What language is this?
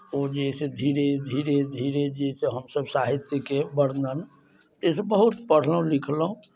Maithili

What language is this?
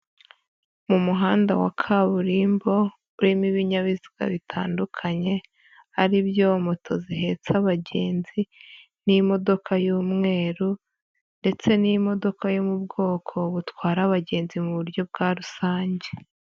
Kinyarwanda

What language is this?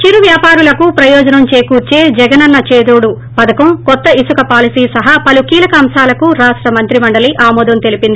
Telugu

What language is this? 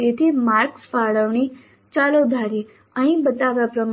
Gujarati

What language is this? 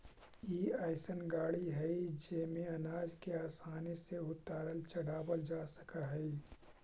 Magahi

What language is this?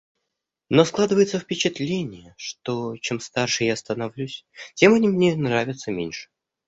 Russian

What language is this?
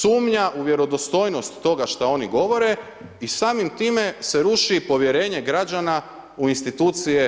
Croatian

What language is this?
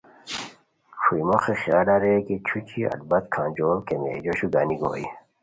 Khowar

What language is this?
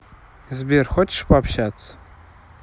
Russian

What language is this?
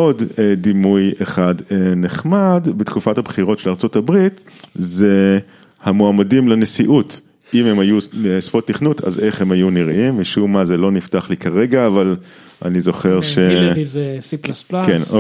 Hebrew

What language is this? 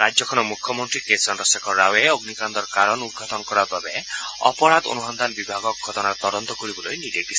Assamese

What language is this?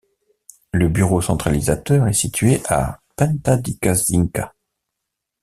French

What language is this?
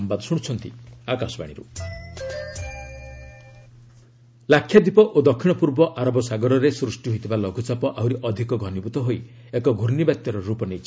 Odia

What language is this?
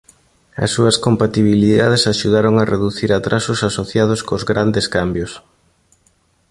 Galician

